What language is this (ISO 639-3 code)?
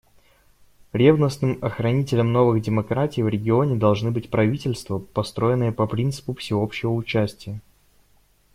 rus